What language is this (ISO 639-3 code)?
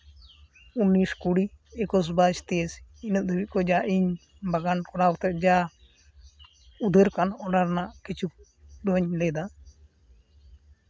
sat